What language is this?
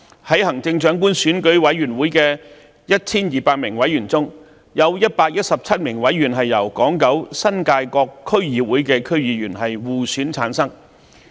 Cantonese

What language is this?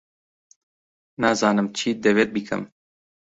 Central Kurdish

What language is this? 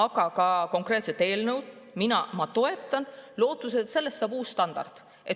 Estonian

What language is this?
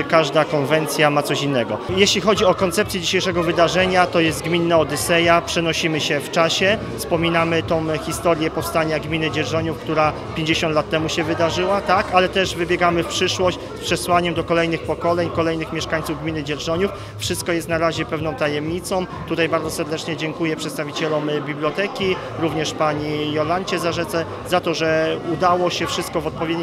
Polish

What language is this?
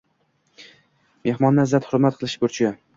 Uzbek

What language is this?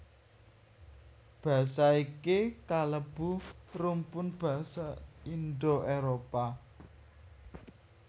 Javanese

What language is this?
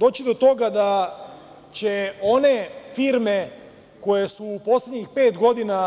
Serbian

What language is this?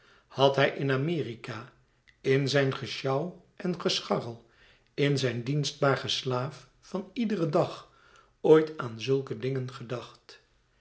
Dutch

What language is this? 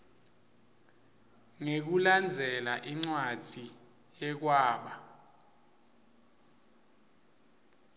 Swati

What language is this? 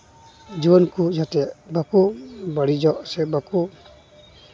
Santali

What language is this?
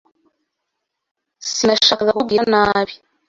Kinyarwanda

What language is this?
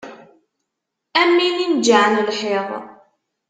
Kabyle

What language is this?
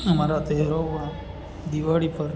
Gujarati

